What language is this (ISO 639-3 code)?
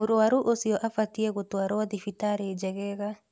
kik